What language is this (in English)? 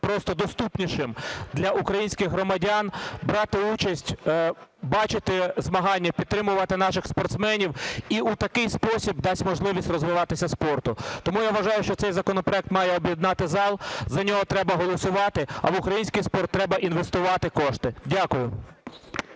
Ukrainian